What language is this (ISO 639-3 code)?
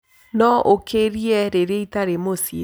kik